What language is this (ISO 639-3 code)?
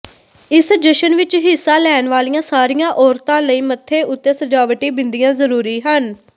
pan